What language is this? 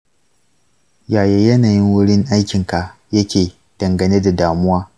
Hausa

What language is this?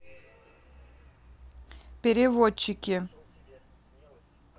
Russian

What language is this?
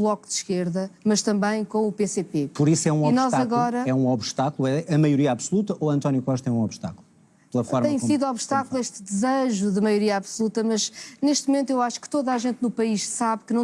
Portuguese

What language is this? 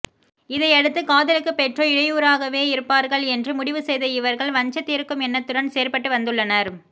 Tamil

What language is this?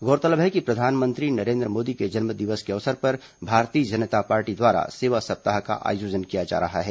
Hindi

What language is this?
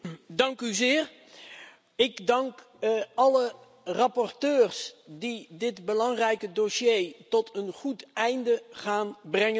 Dutch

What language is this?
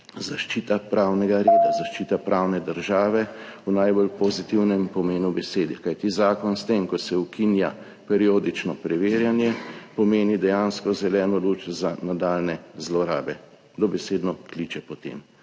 Slovenian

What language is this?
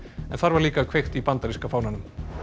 Icelandic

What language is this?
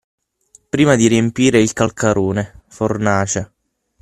Italian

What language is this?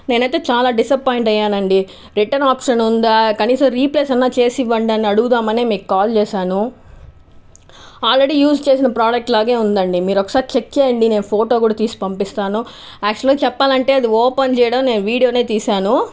Telugu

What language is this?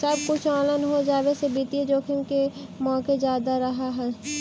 Magahi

